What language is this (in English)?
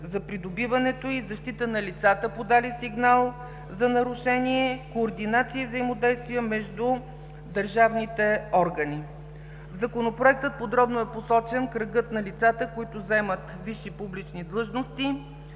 Bulgarian